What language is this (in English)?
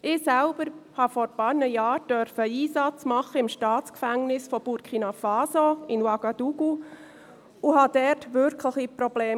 Swiss German